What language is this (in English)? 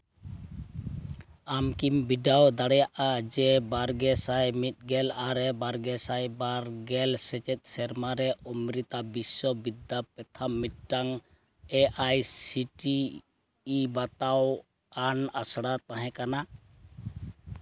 Santali